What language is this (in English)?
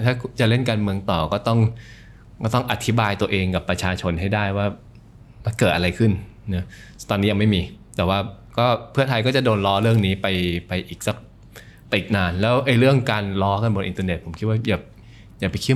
Thai